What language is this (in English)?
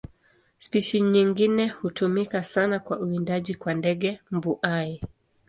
Swahili